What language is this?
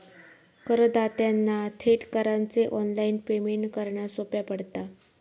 Marathi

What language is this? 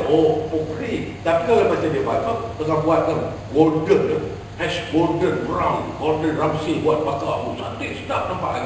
Malay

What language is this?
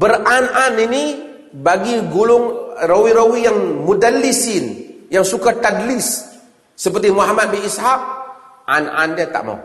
Malay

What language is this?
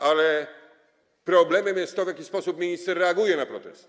Polish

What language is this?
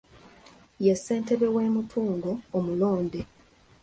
Ganda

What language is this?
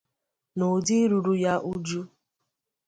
Igbo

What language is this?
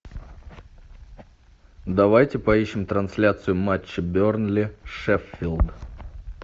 Russian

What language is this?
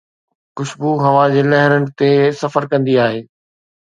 Sindhi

